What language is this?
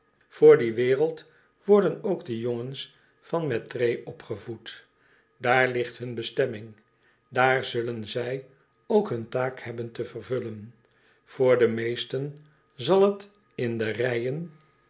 Dutch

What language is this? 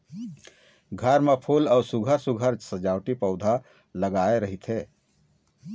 Chhattisgarhi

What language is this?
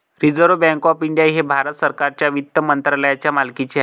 Marathi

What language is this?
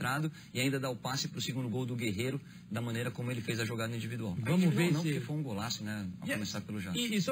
Portuguese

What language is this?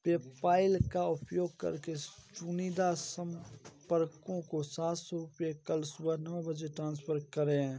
Hindi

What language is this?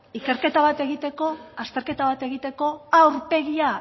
Basque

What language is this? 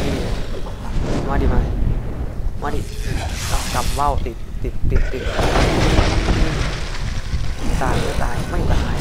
Thai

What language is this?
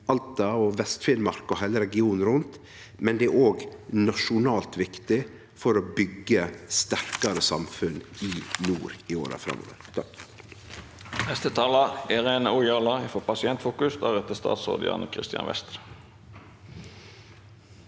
Norwegian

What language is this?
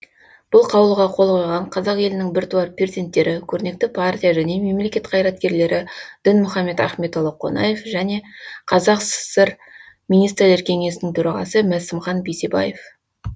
Kazakh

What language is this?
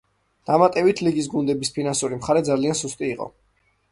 Georgian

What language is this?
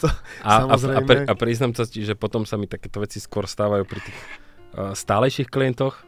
Slovak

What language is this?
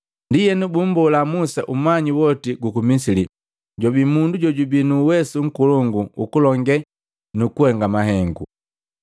Matengo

